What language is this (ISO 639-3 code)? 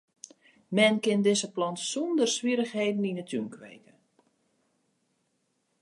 fry